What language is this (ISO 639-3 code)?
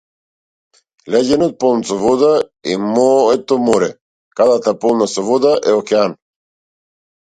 mkd